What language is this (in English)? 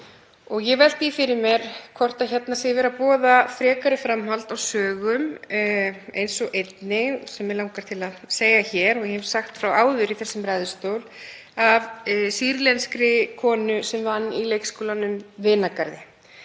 Icelandic